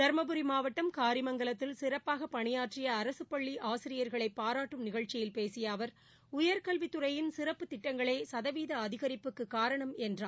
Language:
Tamil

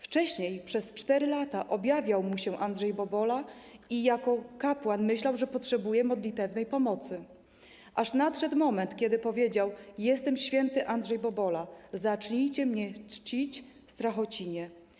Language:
Polish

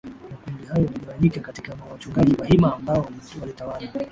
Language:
Swahili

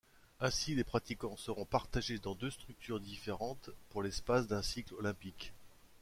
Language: French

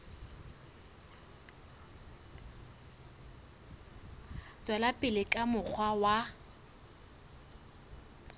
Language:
Southern Sotho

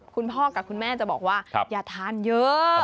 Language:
Thai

